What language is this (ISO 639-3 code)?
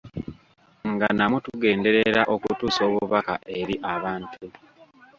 lug